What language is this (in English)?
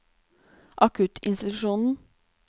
Norwegian